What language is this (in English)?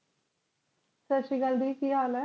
Punjabi